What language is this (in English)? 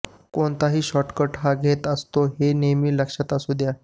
Marathi